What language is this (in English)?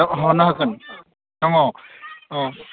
Bodo